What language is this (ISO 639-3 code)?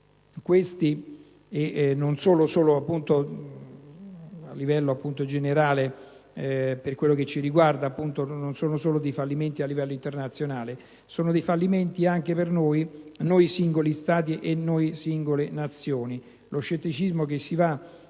ita